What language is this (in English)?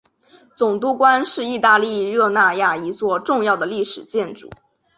Chinese